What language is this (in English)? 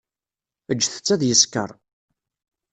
Kabyle